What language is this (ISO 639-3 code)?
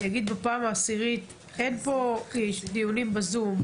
heb